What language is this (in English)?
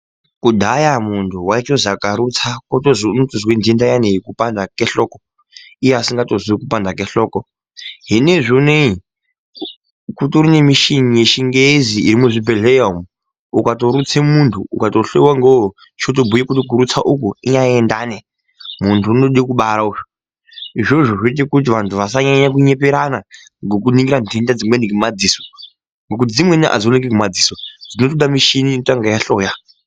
Ndau